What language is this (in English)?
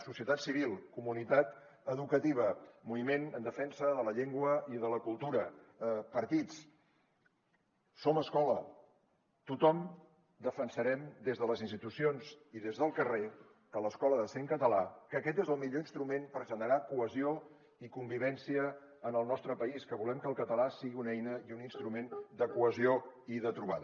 Catalan